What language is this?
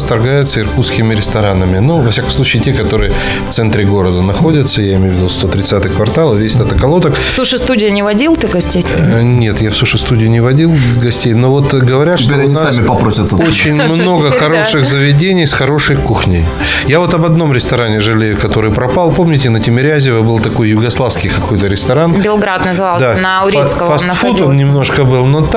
Russian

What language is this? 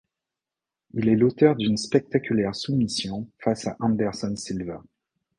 French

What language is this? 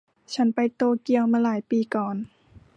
Thai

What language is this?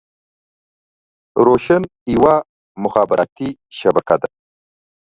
Pashto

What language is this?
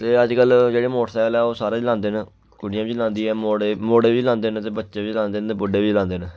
Dogri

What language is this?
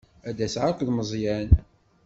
Kabyle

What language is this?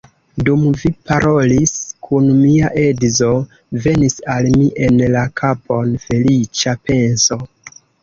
Esperanto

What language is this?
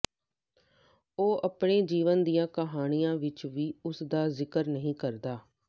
Punjabi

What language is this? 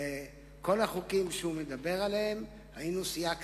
Hebrew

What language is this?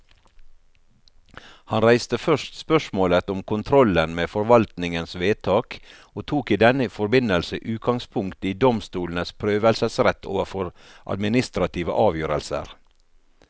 Norwegian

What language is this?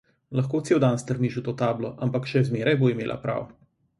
Slovenian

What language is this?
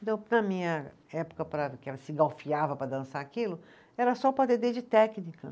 Portuguese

